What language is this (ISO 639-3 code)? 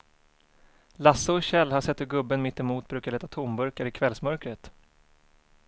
swe